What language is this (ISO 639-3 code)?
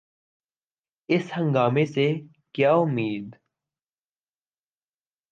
urd